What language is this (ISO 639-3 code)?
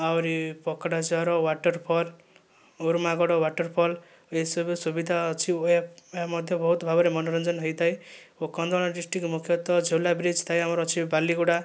ori